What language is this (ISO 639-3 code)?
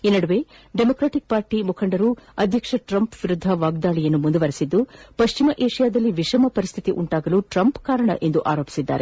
kan